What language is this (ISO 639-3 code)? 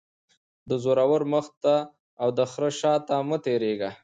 pus